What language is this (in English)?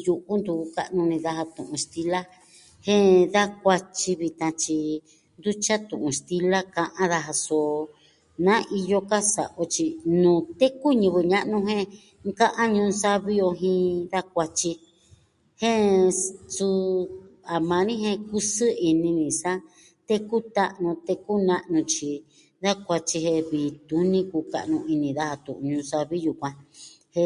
Southwestern Tlaxiaco Mixtec